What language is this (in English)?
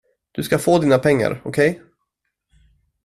Swedish